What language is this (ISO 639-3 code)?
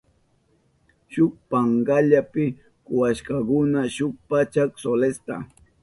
qup